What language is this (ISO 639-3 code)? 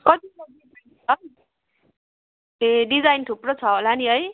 nep